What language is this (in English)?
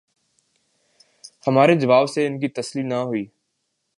Urdu